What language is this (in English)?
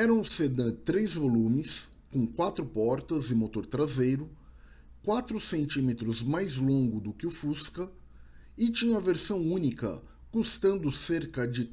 Portuguese